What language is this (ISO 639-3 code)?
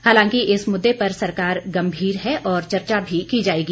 hin